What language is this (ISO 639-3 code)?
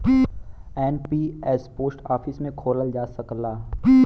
bho